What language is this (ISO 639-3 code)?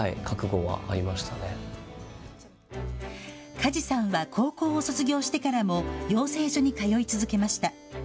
jpn